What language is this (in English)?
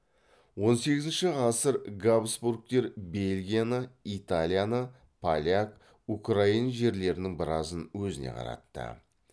Kazakh